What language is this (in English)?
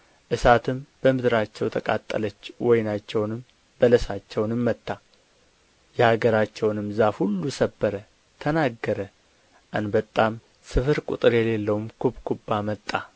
Amharic